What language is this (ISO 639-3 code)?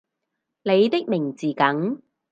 yue